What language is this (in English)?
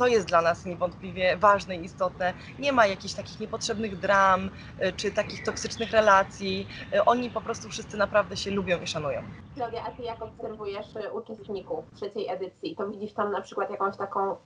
Polish